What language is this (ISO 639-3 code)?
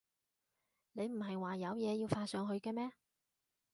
yue